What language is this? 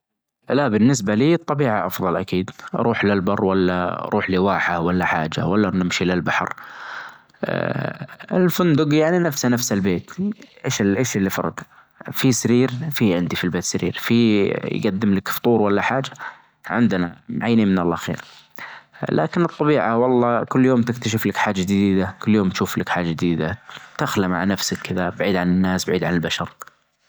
Najdi Arabic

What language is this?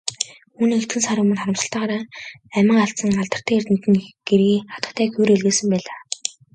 Mongolian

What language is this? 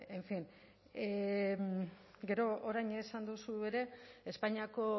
Basque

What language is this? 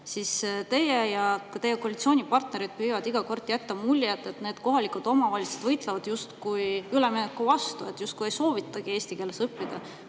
Estonian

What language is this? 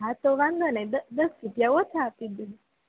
Gujarati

